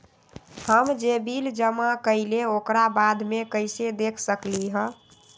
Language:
Magahi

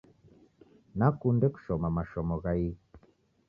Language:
Taita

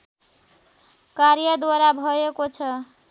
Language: Nepali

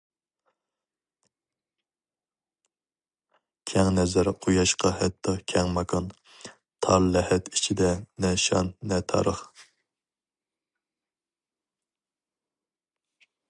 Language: Uyghur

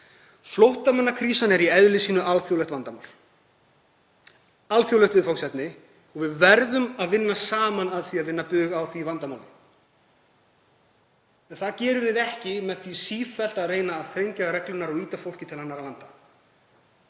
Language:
Icelandic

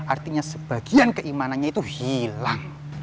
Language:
Indonesian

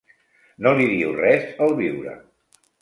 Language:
Catalan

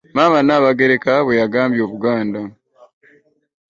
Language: Ganda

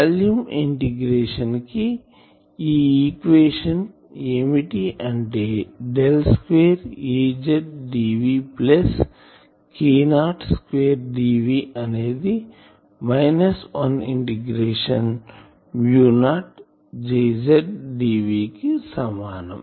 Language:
Telugu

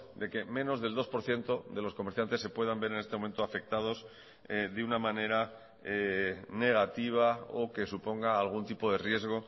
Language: Spanish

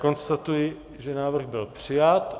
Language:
Czech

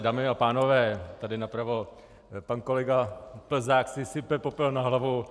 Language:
Czech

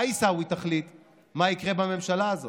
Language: Hebrew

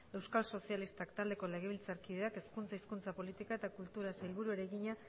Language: Basque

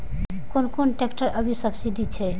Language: Maithili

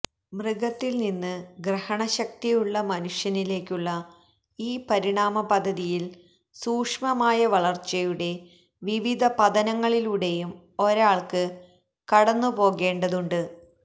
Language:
Malayalam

